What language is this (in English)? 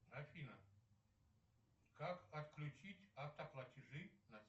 Russian